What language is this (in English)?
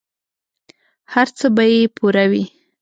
Pashto